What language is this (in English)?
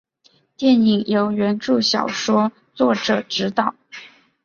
Chinese